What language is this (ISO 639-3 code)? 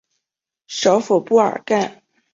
zho